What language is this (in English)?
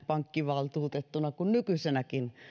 Finnish